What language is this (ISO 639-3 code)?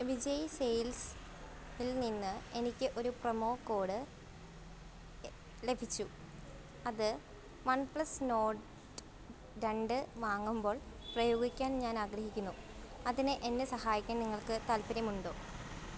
mal